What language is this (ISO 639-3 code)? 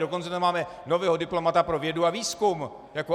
ces